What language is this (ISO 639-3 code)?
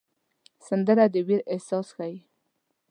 pus